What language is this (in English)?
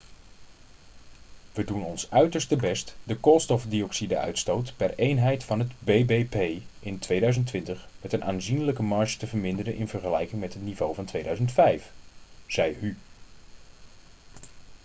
Dutch